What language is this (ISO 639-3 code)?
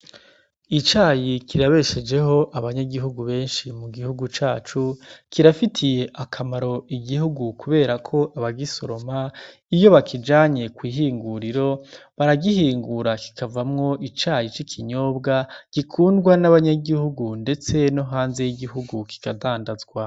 run